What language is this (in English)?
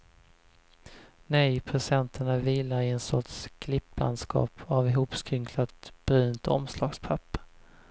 Swedish